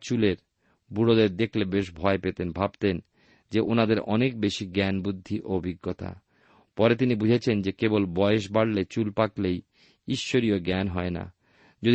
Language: Bangla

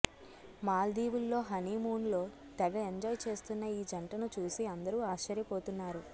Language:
Telugu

